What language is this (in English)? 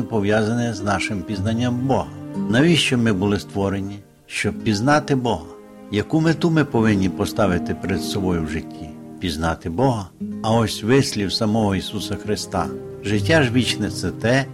Ukrainian